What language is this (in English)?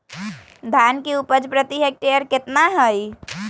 Magahi